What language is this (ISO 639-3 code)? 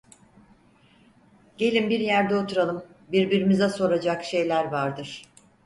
tur